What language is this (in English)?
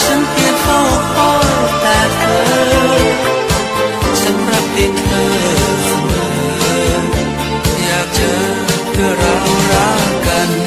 Thai